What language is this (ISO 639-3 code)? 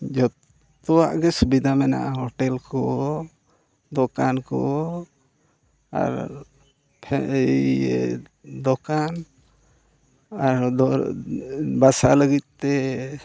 sat